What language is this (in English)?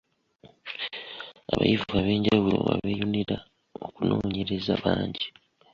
Ganda